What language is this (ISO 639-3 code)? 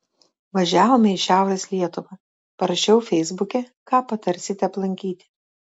lit